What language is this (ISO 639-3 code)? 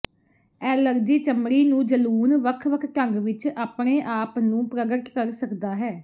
pan